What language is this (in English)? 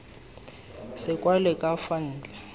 Tswana